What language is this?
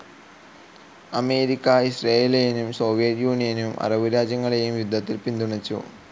Malayalam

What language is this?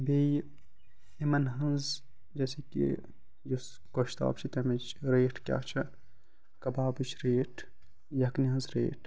Kashmiri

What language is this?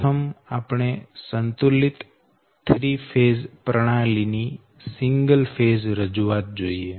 Gujarati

